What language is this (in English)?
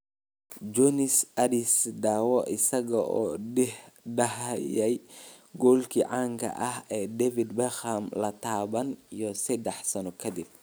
Somali